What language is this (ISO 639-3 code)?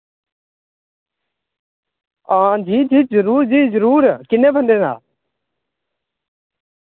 doi